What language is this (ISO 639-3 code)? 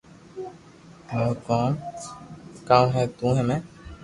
lrk